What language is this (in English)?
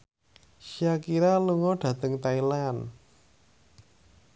Javanese